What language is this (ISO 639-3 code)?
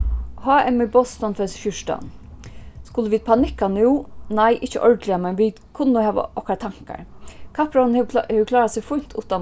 fao